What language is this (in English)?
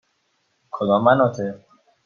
Persian